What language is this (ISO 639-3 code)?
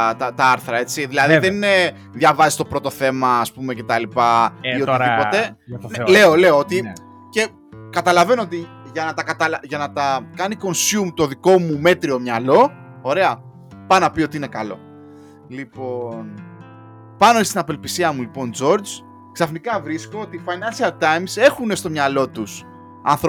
ell